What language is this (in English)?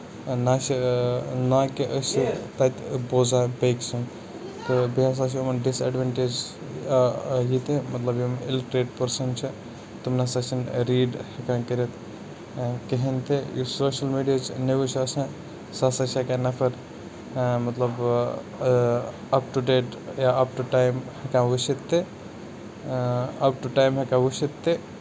Kashmiri